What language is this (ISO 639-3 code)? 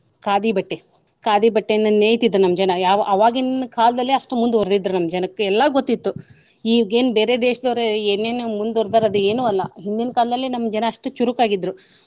kan